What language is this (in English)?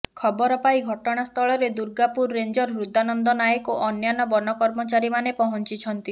Odia